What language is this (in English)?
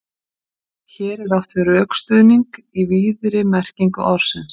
Icelandic